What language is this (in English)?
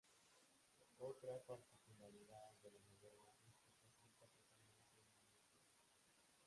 Spanish